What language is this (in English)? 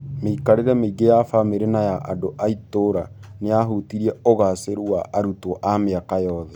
Kikuyu